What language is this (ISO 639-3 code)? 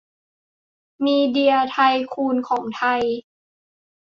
tha